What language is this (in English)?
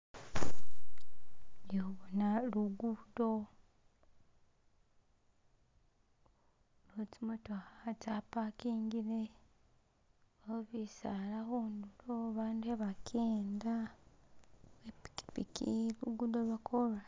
Masaaba